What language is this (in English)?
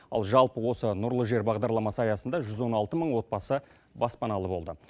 Kazakh